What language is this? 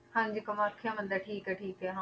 Punjabi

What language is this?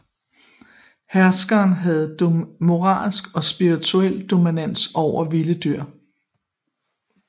Danish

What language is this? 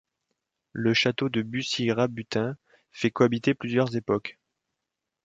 French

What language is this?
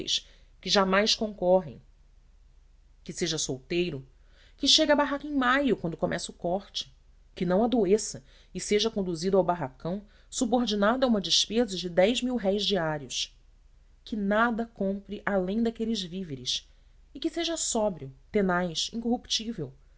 Portuguese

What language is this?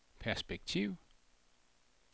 Danish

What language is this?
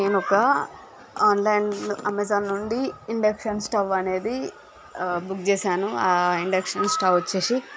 Telugu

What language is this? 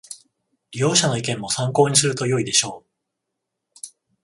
Japanese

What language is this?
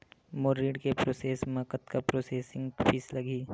Chhattisgarhi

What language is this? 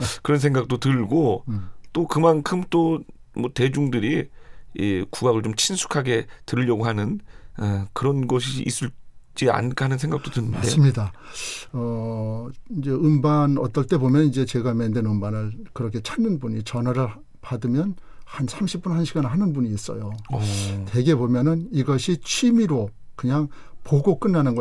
Korean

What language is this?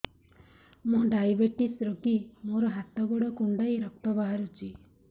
Odia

